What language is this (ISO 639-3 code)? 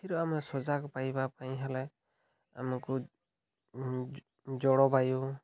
ori